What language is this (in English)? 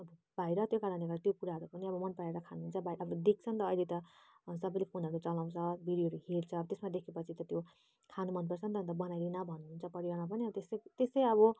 Nepali